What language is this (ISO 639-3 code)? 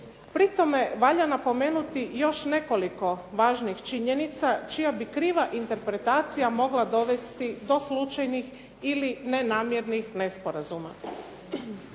hrv